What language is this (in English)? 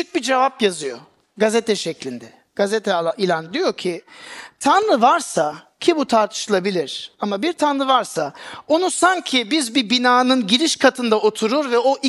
Turkish